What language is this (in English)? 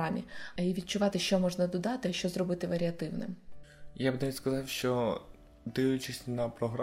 Ukrainian